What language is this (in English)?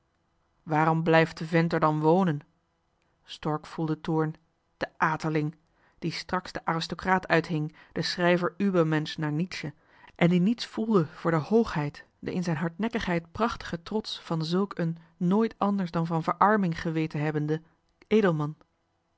Dutch